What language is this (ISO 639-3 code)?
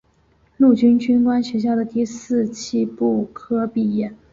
zho